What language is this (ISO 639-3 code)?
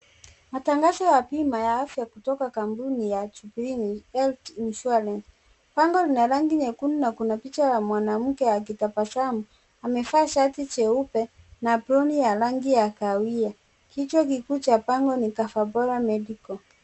swa